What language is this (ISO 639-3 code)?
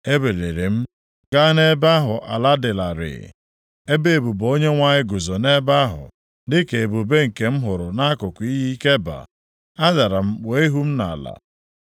ibo